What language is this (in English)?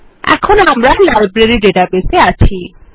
Bangla